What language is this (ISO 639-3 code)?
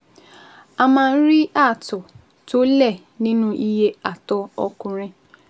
yor